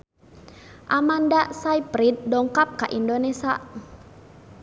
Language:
Sundanese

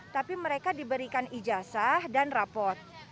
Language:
Indonesian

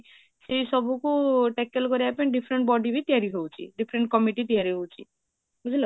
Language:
Odia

